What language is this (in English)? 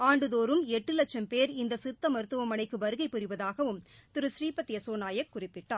Tamil